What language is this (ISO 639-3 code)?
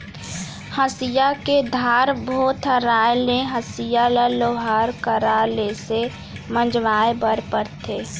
hne